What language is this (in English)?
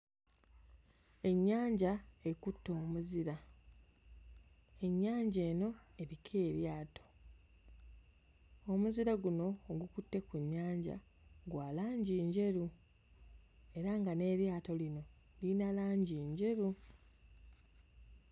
Ganda